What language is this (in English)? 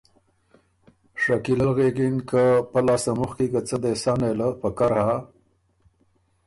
Ormuri